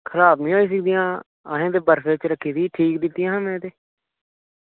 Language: Dogri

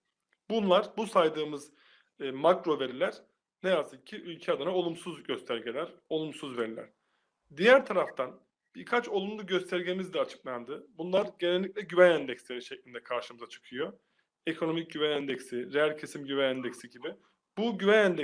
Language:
Turkish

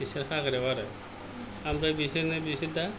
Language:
Bodo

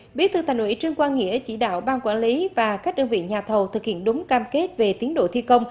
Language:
Vietnamese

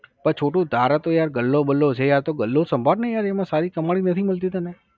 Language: Gujarati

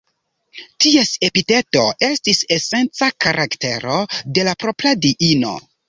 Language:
Esperanto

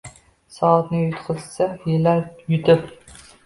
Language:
Uzbek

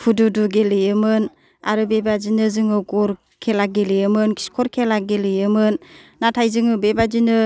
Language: Bodo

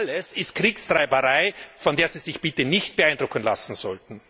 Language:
German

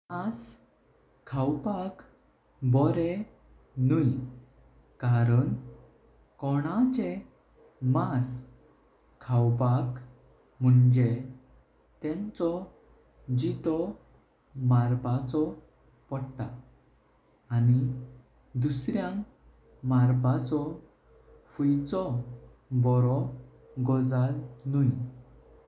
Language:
Konkani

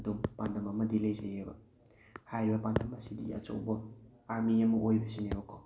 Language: Manipuri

